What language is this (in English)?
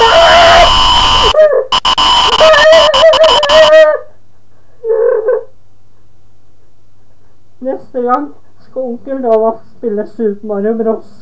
Norwegian